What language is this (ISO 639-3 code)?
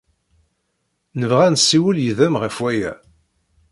kab